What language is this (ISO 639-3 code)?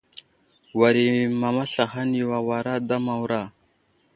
udl